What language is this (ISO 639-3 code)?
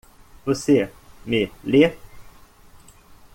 por